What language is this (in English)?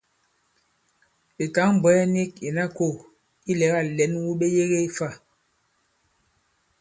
Bankon